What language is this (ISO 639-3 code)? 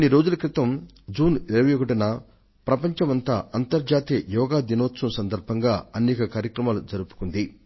tel